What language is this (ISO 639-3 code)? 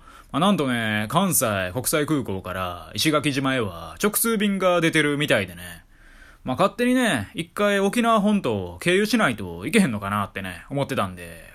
jpn